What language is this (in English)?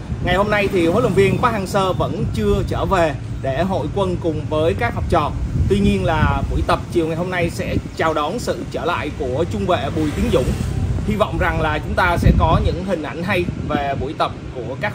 Vietnamese